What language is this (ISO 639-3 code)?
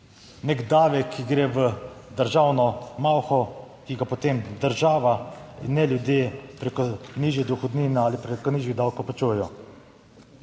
slv